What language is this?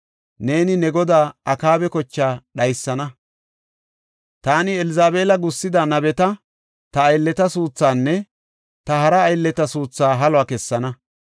Gofa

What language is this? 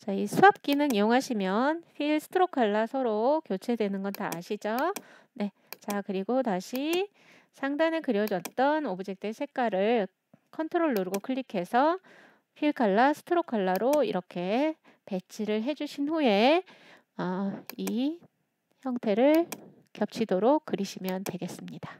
Korean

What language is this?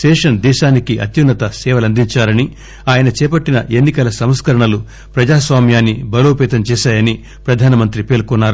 Telugu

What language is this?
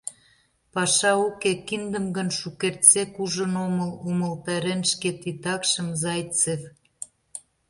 Mari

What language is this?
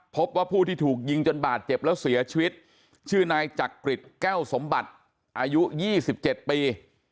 Thai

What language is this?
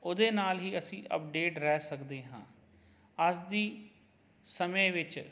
Punjabi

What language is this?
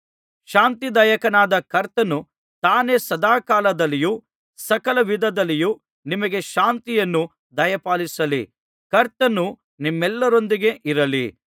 Kannada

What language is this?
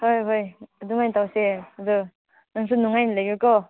Manipuri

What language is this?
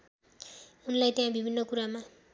Nepali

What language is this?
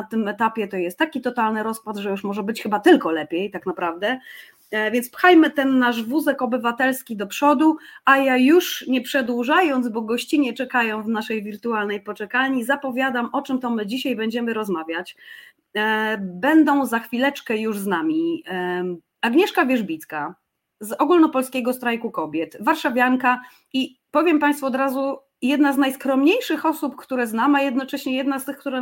Polish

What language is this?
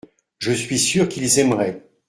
French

